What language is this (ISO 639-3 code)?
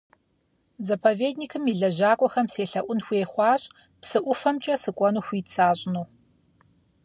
kbd